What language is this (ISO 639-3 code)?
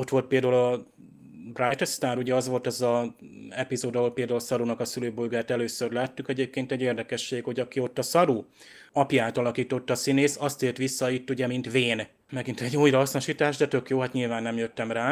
hun